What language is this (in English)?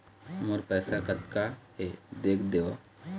Chhattisgarhi